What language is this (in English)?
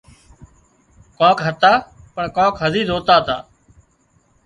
Wadiyara Koli